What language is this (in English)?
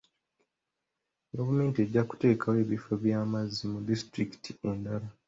Ganda